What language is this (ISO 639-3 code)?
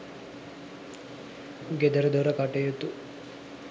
sin